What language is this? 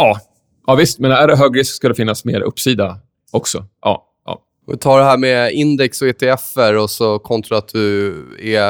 Swedish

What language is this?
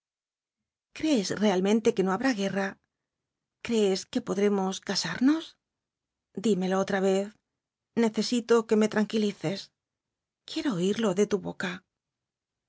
Spanish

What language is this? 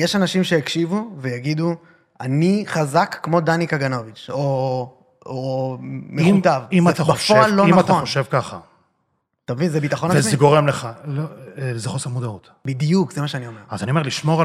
Hebrew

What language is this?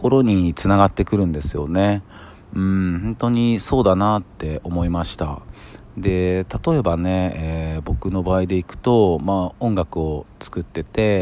Japanese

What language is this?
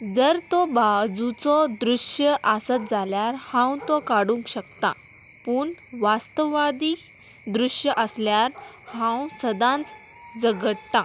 Konkani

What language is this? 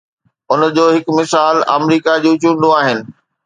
Sindhi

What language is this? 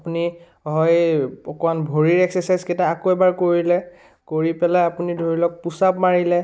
Assamese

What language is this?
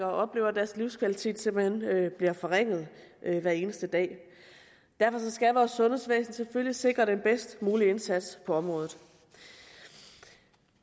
Danish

